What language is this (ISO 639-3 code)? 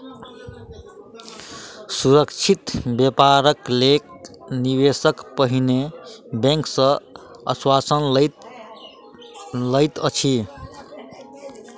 mai